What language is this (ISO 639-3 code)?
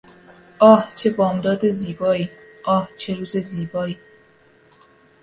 fas